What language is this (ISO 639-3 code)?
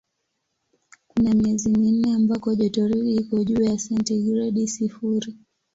swa